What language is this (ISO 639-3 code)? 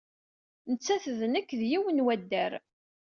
kab